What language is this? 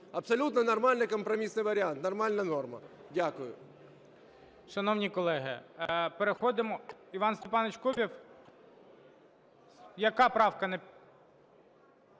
Ukrainian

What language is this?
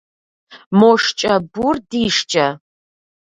Kabardian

